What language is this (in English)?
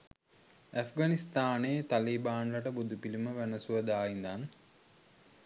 Sinhala